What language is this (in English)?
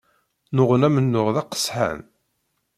Kabyle